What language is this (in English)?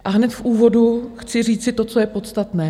Czech